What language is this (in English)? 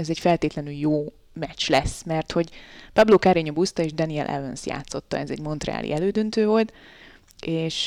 Hungarian